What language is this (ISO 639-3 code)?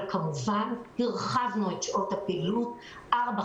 heb